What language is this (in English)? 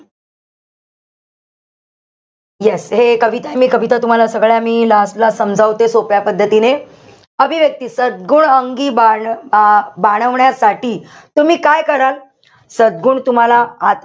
Marathi